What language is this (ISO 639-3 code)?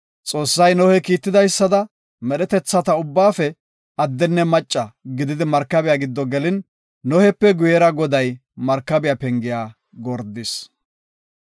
gof